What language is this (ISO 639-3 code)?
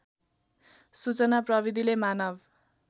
nep